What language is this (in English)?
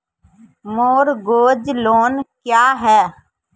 Maithili